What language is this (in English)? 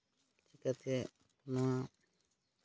Santali